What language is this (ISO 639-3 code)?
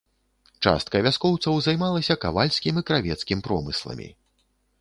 bel